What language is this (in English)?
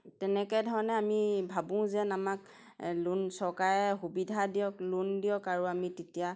Assamese